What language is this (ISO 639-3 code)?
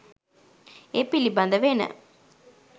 sin